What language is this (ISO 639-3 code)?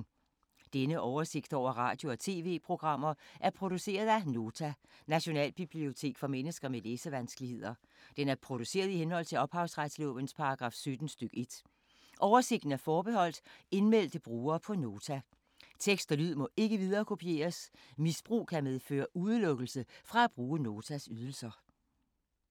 dan